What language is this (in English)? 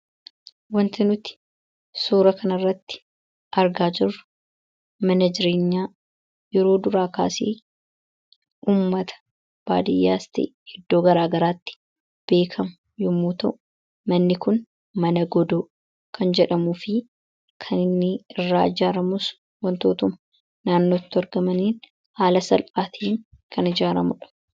Oromo